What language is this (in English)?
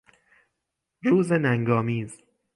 Persian